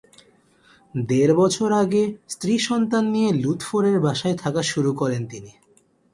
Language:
Bangla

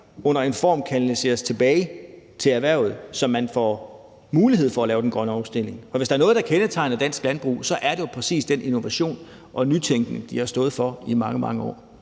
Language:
Danish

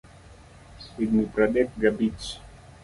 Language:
Luo (Kenya and Tanzania)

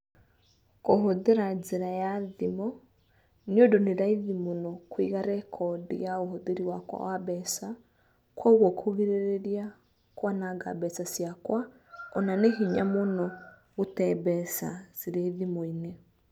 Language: Kikuyu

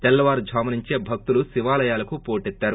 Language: Telugu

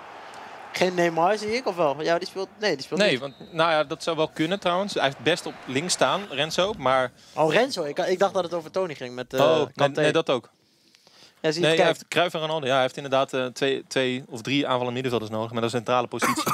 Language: Dutch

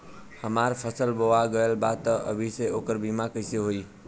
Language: Bhojpuri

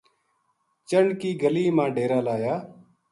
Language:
Gujari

